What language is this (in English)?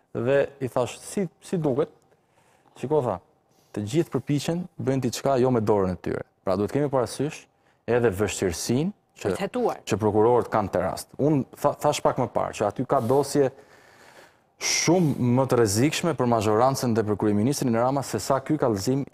Romanian